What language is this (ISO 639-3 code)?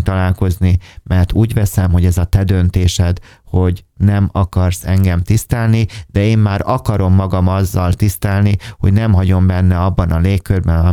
hun